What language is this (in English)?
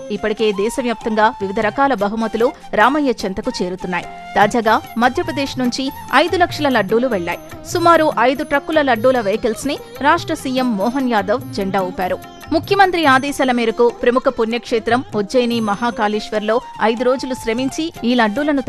Telugu